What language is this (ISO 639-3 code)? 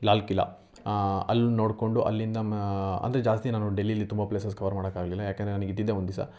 kan